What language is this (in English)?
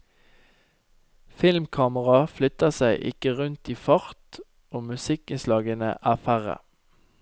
Norwegian